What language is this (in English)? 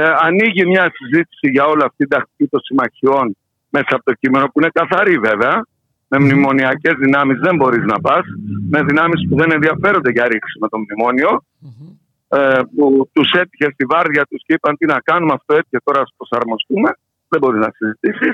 Greek